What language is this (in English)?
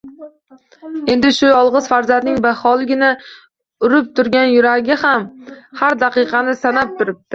Uzbek